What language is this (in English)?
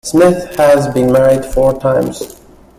English